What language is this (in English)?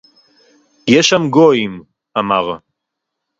Hebrew